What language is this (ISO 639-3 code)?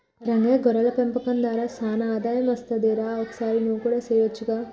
tel